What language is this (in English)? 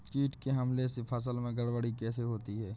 Hindi